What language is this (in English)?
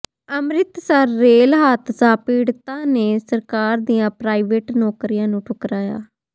Punjabi